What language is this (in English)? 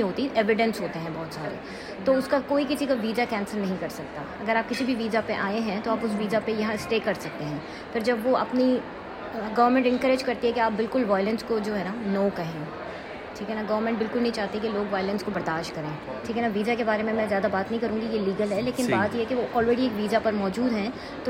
Urdu